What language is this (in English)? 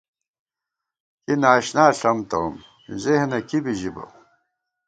Gawar-Bati